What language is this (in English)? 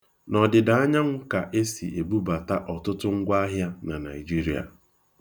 Igbo